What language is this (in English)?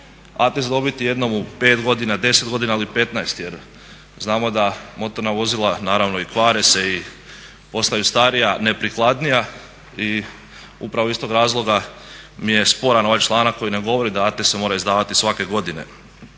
Croatian